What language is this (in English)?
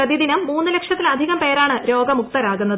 Malayalam